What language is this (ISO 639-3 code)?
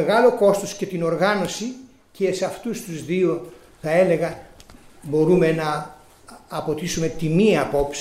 ell